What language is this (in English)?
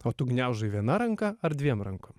Lithuanian